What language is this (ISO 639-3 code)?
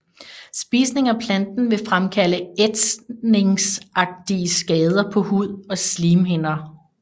dan